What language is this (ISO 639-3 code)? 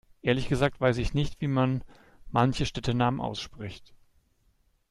deu